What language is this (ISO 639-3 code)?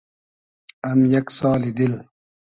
haz